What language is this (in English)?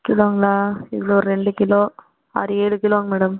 Tamil